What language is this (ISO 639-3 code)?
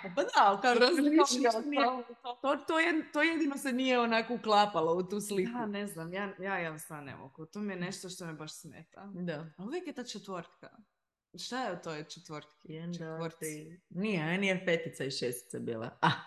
hrv